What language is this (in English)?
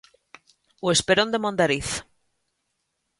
Galician